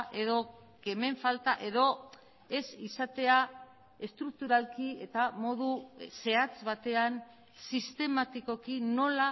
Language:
Basque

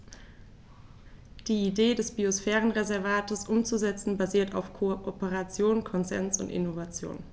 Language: German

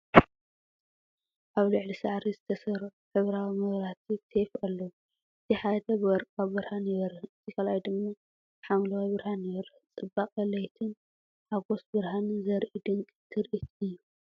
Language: Tigrinya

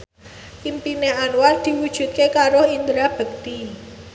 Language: Javanese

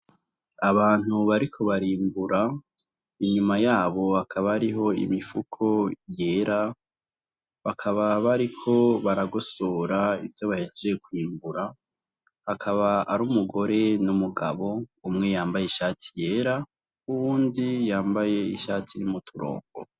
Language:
Rundi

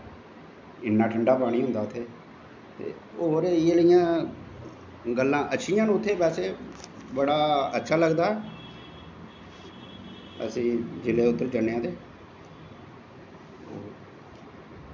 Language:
Dogri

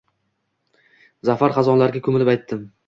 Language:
Uzbek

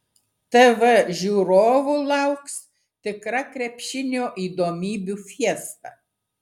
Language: Lithuanian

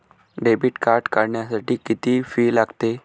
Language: Marathi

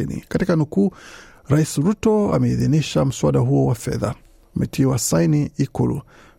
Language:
Swahili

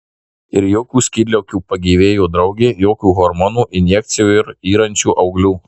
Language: Lithuanian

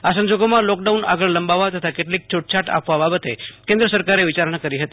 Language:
Gujarati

